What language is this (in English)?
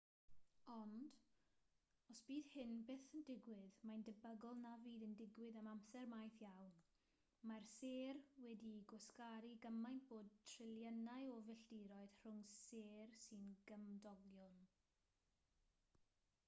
Welsh